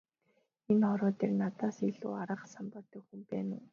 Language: Mongolian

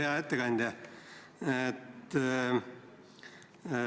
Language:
Estonian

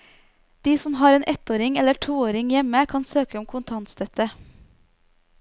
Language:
Norwegian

